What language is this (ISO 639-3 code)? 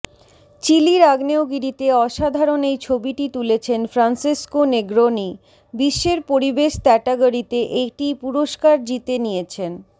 ben